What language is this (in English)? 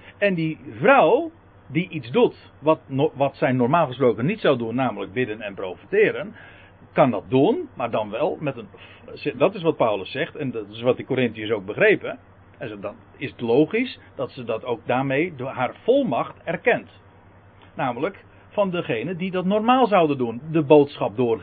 Dutch